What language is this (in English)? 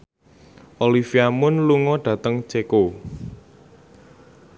Javanese